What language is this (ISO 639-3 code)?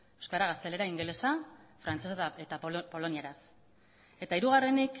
eus